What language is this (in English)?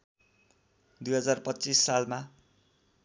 Nepali